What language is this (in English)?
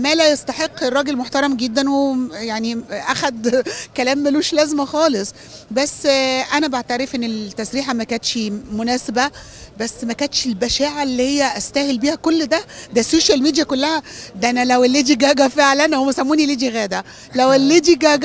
Arabic